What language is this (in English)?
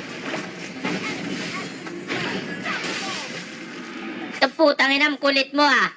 Filipino